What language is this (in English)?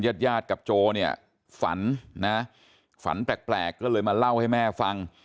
Thai